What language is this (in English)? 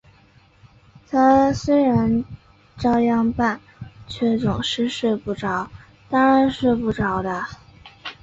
Chinese